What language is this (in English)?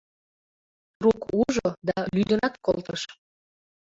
Mari